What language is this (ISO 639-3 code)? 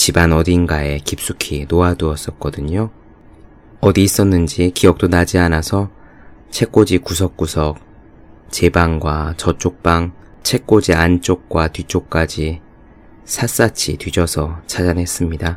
kor